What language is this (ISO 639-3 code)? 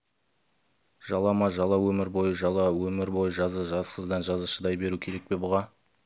kaz